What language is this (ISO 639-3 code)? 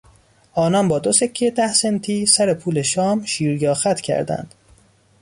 fas